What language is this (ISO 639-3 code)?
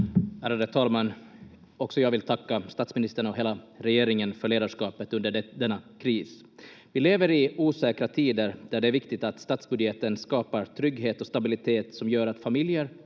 fin